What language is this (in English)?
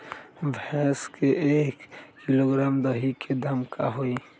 Magahi